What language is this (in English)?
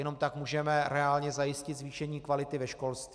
Czech